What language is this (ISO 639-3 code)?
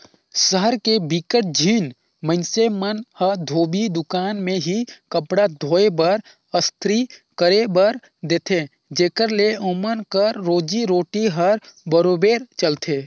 hne